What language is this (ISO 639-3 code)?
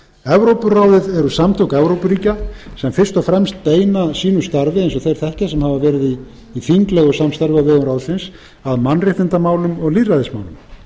isl